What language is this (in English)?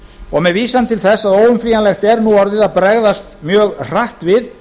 Icelandic